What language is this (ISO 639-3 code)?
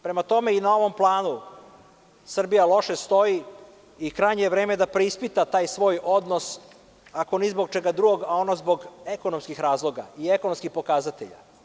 srp